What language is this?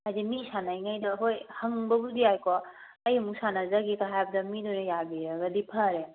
Manipuri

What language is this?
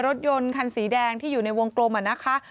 Thai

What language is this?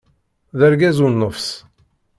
Kabyle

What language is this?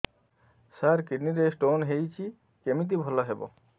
Odia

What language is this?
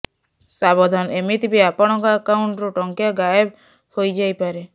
Odia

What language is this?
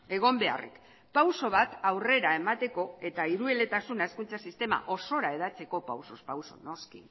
Basque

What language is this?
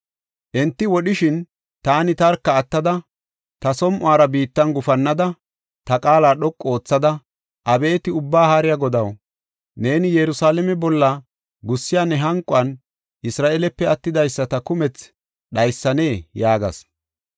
Gofa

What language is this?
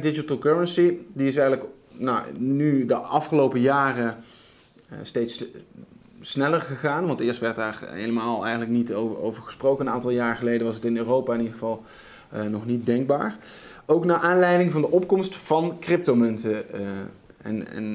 Dutch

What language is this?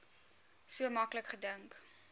Afrikaans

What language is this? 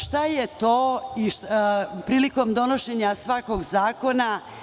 Serbian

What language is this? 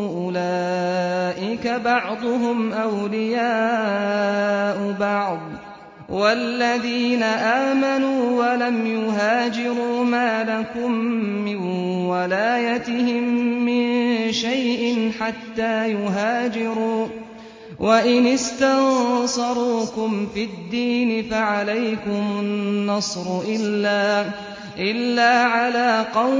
Arabic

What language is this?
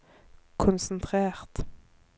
Norwegian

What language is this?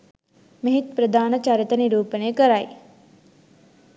Sinhala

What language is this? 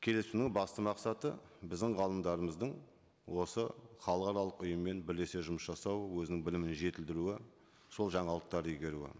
Kazakh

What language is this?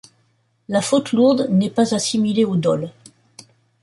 French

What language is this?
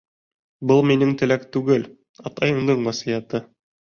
Bashkir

